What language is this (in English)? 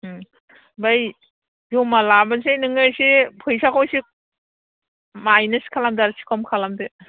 Bodo